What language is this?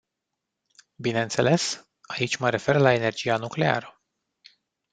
Romanian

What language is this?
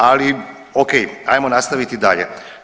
Croatian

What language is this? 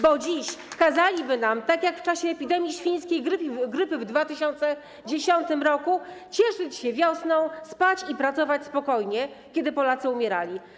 Polish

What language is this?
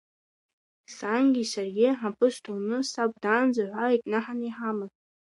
Abkhazian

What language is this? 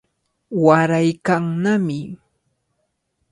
Cajatambo North Lima Quechua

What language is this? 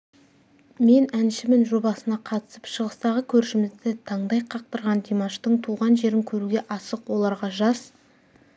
Kazakh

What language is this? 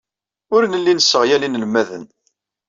Kabyle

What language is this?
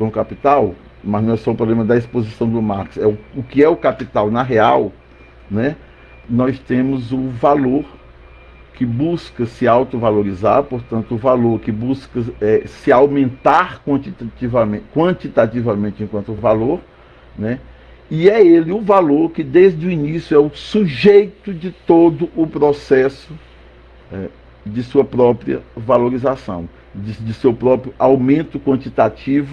Portuguese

